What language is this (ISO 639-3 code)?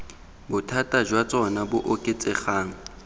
tsn